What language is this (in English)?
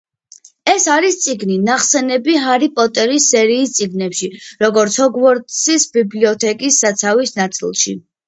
Georgian